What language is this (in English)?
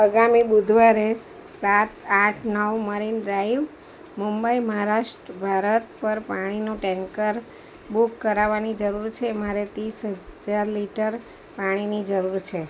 Gujarati